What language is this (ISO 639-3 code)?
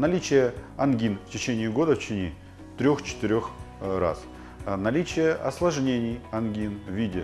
rus